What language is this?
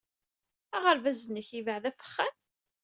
Kabyle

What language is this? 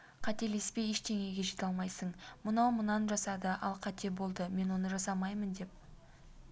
Kazakh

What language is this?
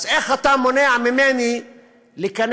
Hebrew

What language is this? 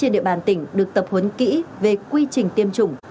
Vietnamese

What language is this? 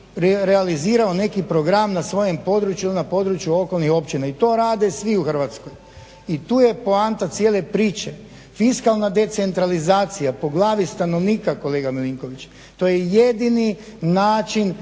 Croatian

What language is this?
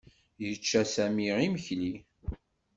Kabyle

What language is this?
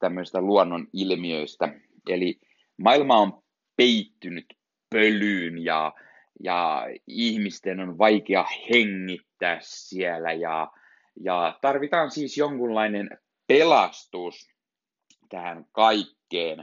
Finnish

